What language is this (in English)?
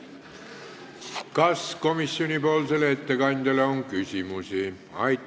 Estonian